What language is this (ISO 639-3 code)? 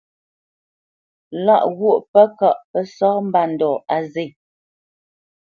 bce